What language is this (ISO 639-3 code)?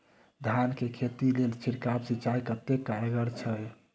mai